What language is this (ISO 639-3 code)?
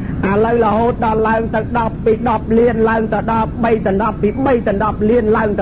tha